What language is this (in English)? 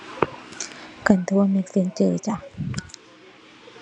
Thai